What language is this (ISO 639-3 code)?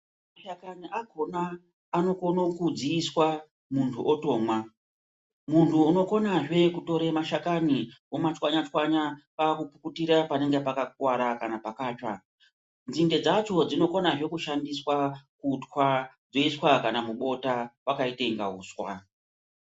ndc